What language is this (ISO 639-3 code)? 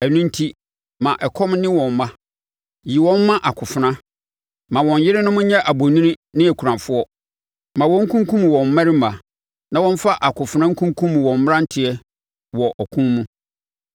aka